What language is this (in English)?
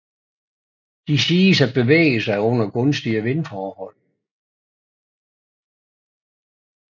Danish